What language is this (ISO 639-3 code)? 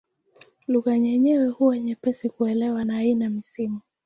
swa